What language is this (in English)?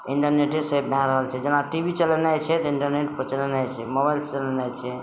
Maithili